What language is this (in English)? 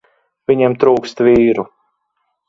Latvian